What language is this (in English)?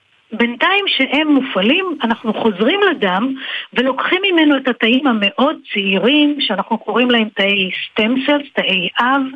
Hebrew